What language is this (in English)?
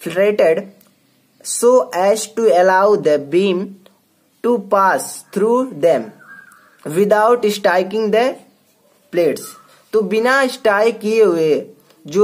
Hindi